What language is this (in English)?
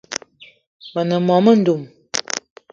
Eton (Cameroon)